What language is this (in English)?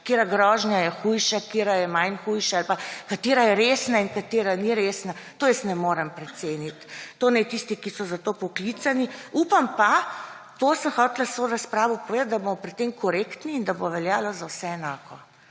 Slovenian